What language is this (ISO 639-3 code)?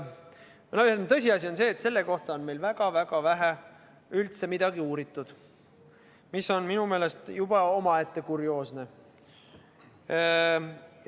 est